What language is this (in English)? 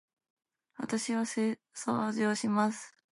Japanese